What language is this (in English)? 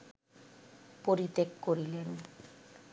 Bangla